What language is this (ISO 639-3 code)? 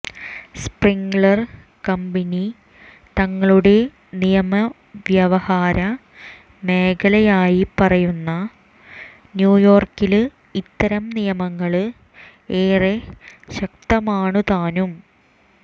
mal